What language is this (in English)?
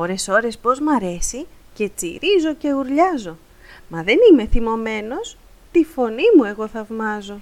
Greek